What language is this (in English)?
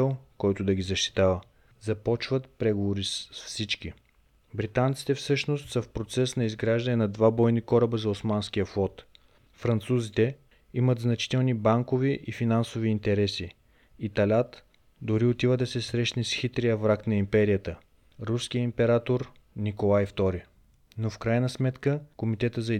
Bulgarian